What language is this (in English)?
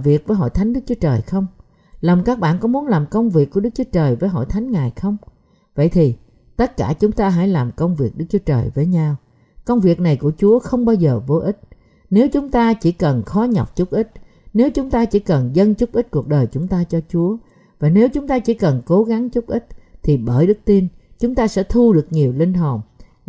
Vietnamese